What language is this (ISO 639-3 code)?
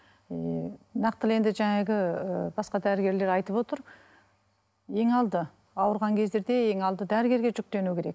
kaz